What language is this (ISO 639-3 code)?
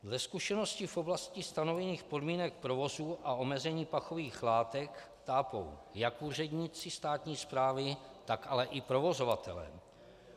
ces